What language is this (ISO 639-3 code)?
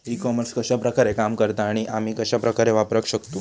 mar